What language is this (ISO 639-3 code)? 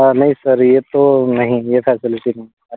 hin